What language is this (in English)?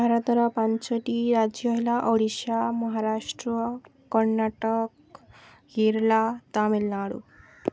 Odia